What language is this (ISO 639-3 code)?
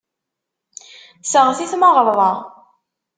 kab